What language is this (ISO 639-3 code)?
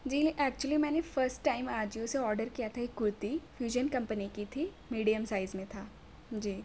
urd